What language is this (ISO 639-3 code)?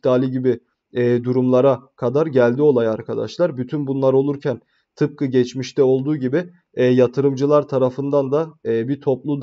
tur